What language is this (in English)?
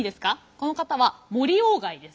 Japanese